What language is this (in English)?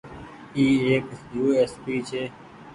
Goaria